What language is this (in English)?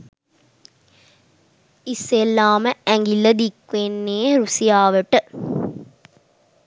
Sinhala